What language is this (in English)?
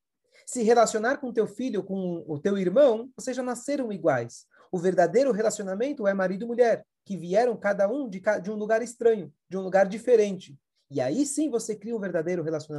Portuguese